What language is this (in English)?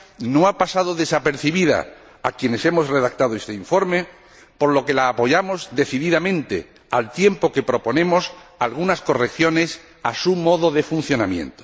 Spanish